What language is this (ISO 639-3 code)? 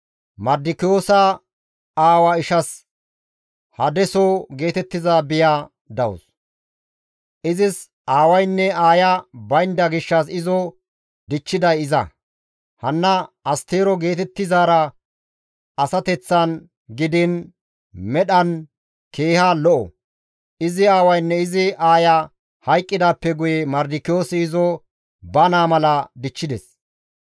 gmv